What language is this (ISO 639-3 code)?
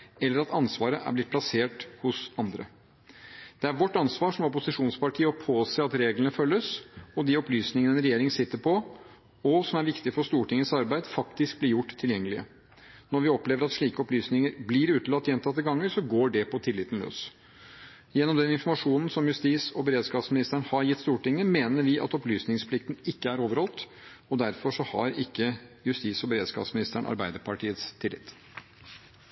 nob